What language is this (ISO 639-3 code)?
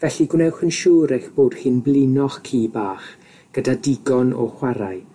cym